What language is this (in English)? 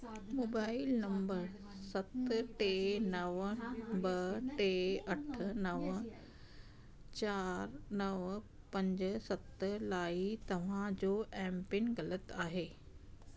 Sindhi